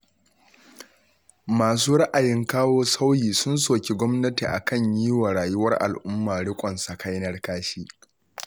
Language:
Hausa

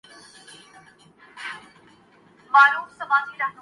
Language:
Urdu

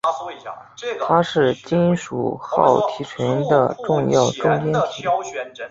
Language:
Chinese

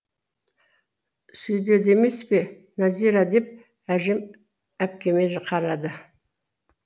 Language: Kazakh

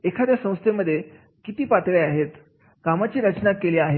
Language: Marathi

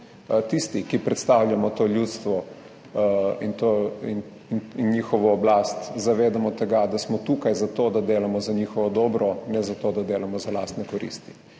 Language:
Slovenian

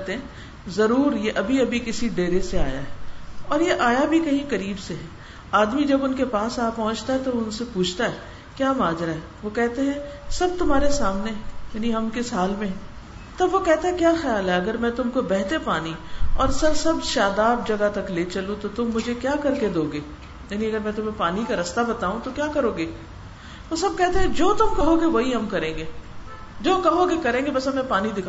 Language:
Urdu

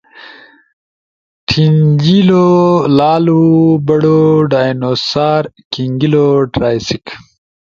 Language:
Ushojo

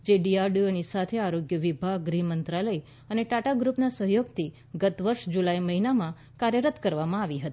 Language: Gujarati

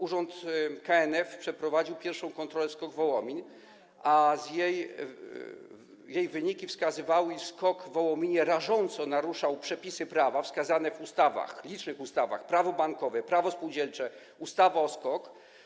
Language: Polish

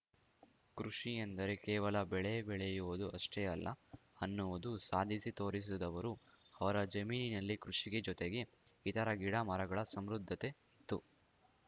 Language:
Kannada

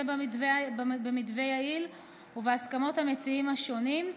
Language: Hebrew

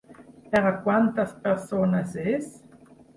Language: Catalan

